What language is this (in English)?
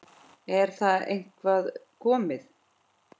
Icelandic